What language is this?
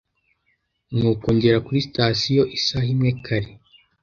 Kinyarwanda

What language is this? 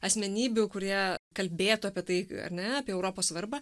Lithuanian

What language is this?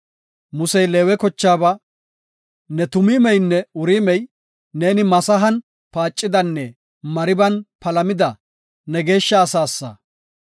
Gofa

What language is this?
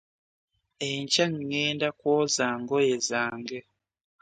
Ganda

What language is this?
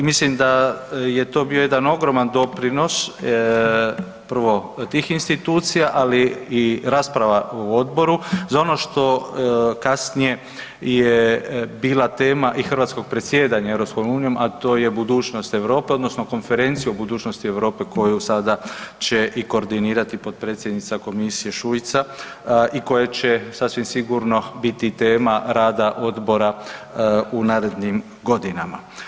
Croatian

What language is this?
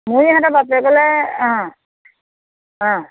Assamese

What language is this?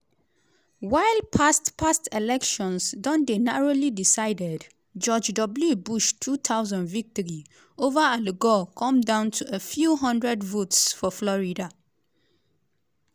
Nigerian Pidgin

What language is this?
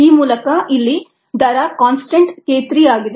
Kannada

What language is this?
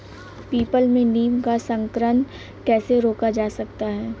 Hindi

